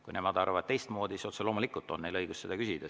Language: Estonian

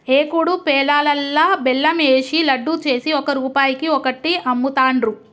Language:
Telugu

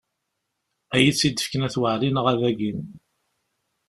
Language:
Kabyle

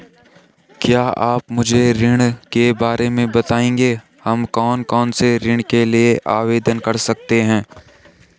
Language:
Hindi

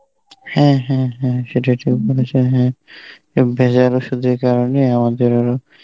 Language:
Bangla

